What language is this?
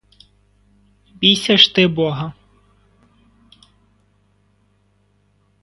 Ukrainian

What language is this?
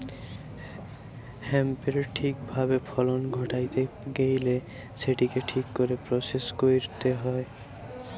Bangla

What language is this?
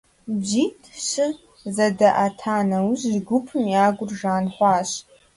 Kabardian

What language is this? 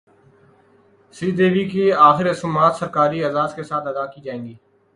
Urdu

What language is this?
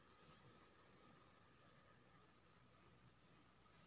Maithili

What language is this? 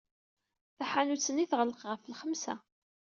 Kabyle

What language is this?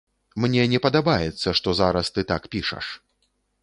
Belarusian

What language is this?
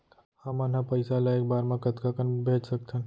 Chhattisgarhi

